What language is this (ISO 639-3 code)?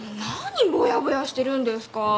jpn